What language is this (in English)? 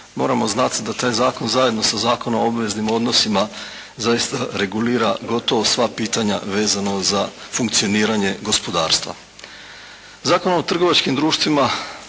Croatian